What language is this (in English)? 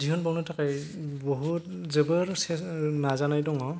Bodo